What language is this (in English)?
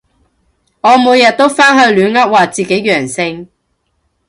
Cantonese